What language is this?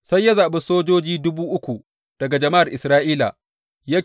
Hausa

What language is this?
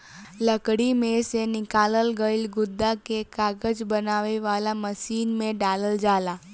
Bhojpuri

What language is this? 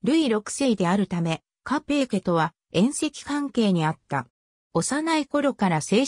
Japanese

